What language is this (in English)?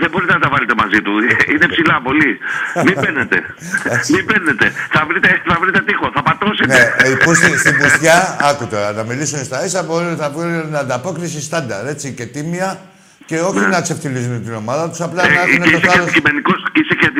Greek